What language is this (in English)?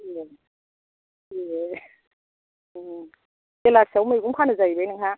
Bodo